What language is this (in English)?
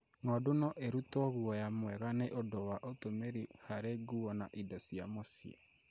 Kikuyu